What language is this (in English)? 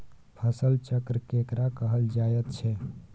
Maithili